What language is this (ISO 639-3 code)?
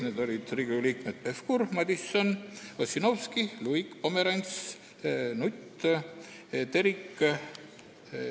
est